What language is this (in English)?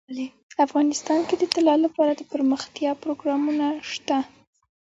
Pashto